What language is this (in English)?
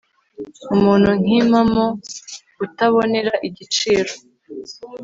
Kinyarwanda